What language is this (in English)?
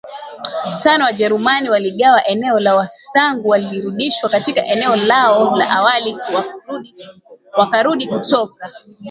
Swahili